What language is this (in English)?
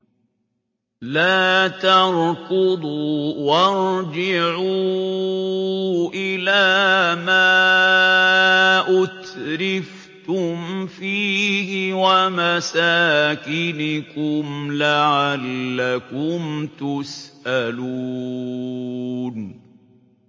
Arabic